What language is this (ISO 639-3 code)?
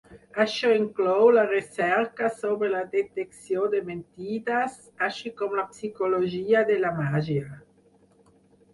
cat